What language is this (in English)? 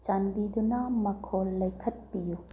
Manipuri